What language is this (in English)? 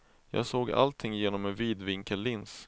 Swedish